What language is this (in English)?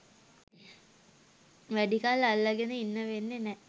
Sinhala